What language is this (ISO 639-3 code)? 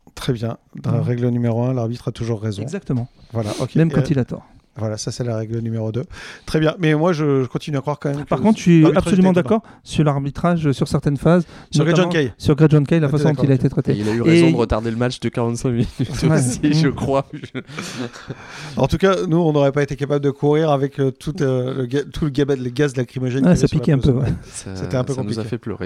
fra